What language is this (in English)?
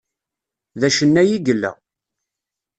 Kabyle